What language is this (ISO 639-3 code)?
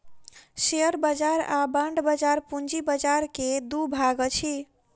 mai